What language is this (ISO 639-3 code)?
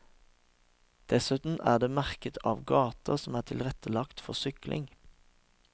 nor